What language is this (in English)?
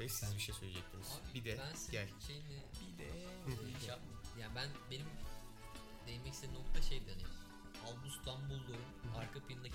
Turkish